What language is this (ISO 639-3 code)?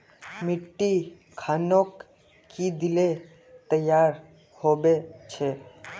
mag